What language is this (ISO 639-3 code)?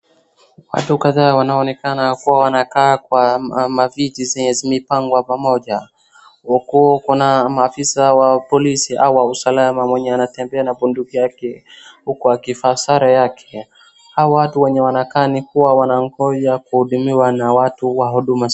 swa